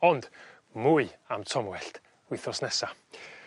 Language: Welsh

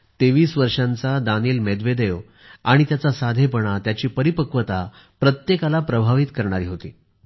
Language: Marathi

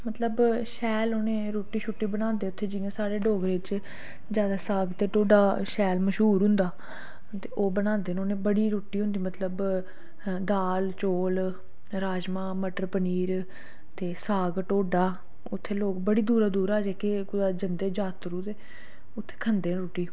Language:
Dogri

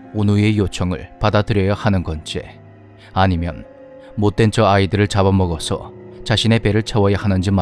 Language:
Korean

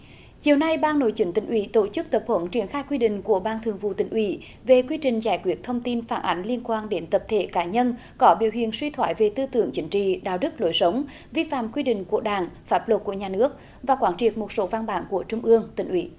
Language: Vietnamese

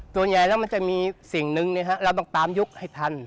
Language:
Thai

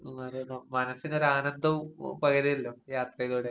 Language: Malayalam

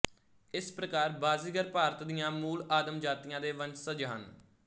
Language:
Punjabi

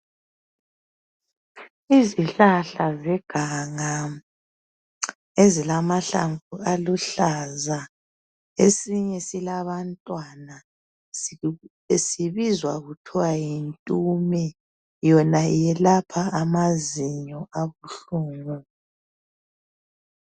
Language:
North Ndebele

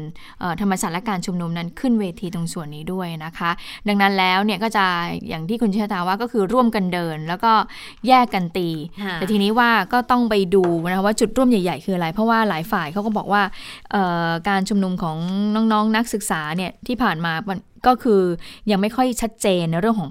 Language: Thai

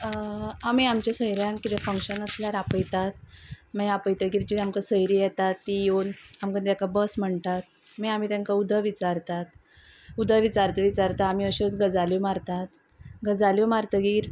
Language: Konkani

